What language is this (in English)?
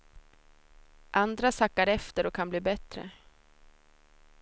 Swedish